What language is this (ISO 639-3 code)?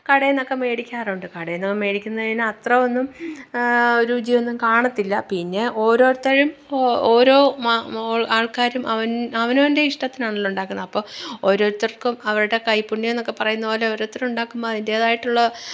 mal